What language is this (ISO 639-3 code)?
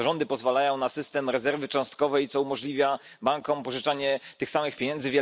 pol